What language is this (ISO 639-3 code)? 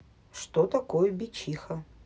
rus